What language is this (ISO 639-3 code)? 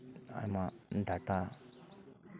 sat